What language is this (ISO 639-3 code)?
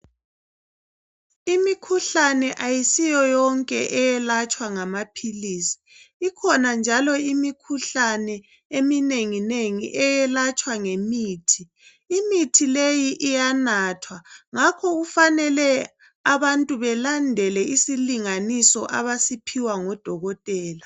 nde